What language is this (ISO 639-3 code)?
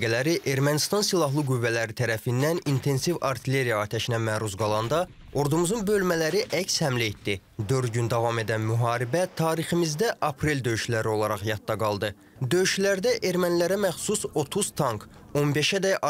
tur